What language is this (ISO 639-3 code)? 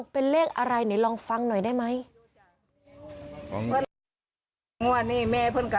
tha